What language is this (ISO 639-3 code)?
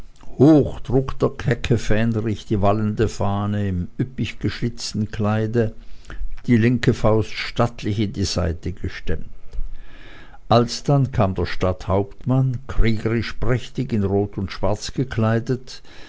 deu